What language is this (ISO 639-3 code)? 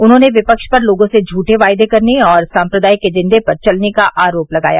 hin